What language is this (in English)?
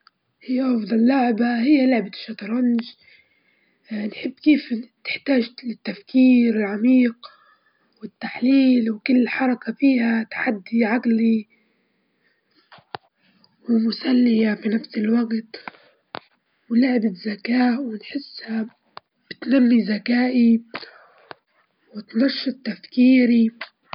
Libyan Arabic